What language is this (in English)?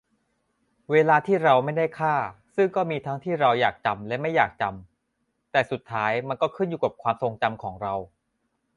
Thai